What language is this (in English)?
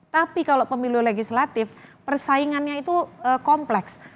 Indonesian